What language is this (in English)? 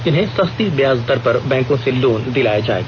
Hindi